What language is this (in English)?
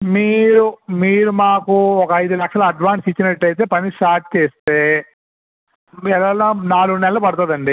Telugu